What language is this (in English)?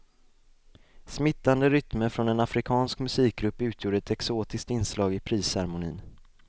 Swedish